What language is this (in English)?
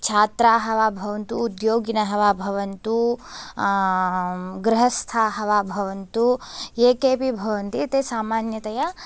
Sanskrit